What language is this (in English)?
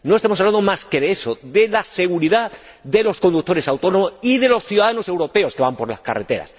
Spanish